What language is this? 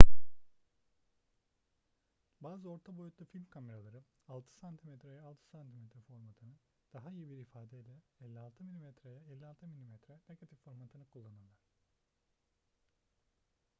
Turkish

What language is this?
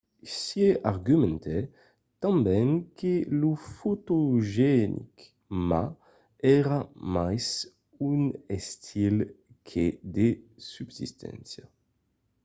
Occitan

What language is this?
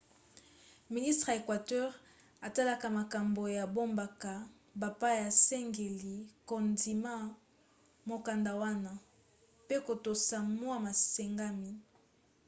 Lingala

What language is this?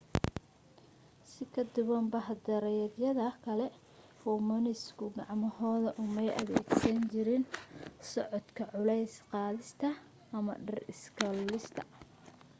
Somali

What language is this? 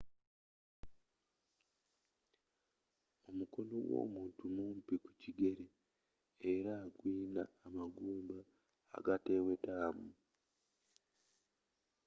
Ganda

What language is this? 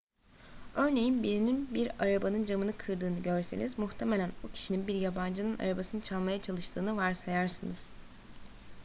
Turkish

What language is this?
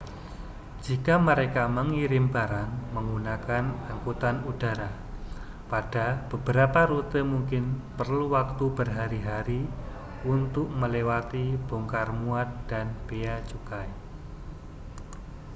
Indonesian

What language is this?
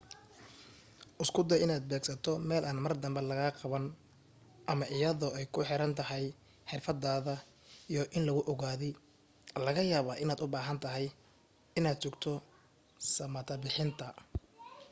Somali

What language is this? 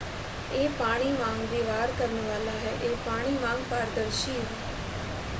Punjabi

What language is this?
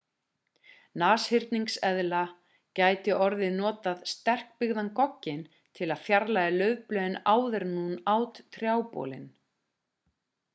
Icelandic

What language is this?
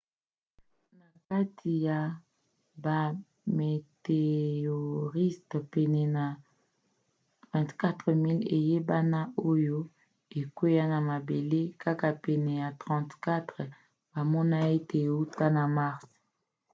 Lingala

